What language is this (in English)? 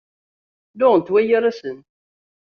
Kabyle